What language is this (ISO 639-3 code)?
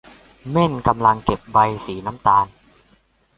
tha